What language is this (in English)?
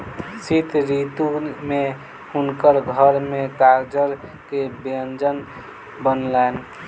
Maithili